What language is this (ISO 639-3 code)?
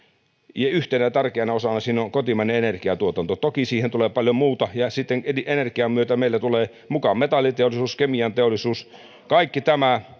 fin